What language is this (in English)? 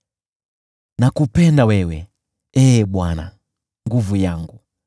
Swahili